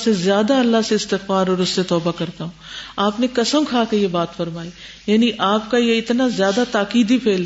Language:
Urdu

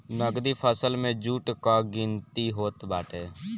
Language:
Bhojpuri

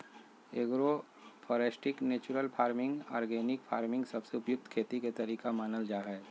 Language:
Magahi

